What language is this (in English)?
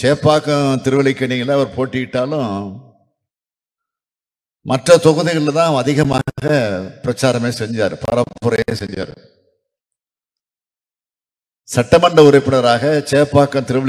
Romanian